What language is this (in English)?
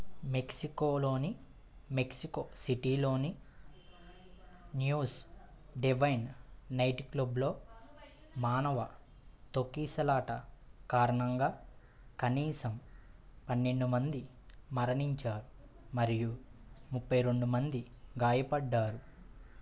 Telugu